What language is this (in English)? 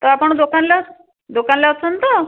Odia